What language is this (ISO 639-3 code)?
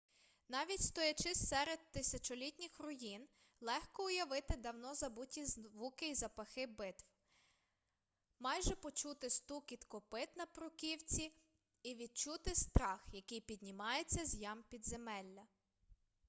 ukr